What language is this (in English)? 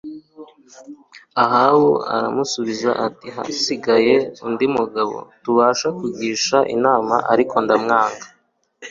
Kinyarwanda